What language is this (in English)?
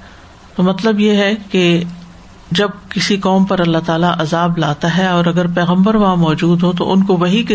Urdu